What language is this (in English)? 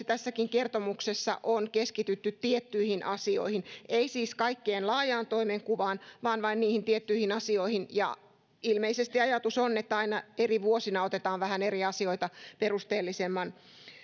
Finnish